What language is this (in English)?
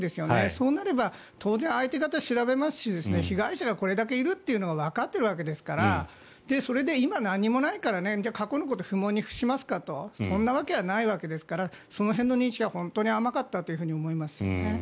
Japanese